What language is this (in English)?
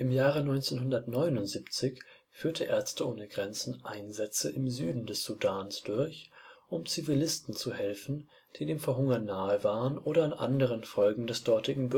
German